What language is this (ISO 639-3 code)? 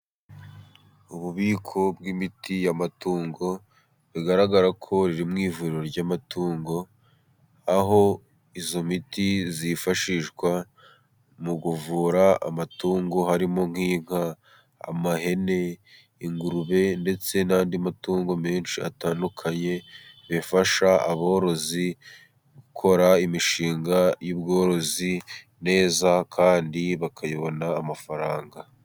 kin